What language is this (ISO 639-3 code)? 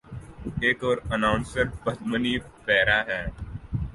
urd